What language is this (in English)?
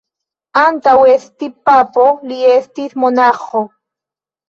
Esperanto